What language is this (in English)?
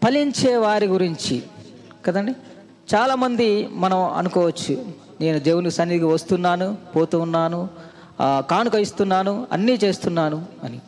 Telugu